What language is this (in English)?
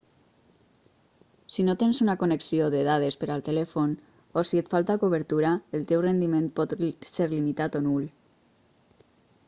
Catalan